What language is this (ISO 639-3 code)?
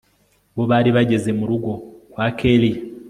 kin